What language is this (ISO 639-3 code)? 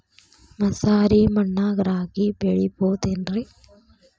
kan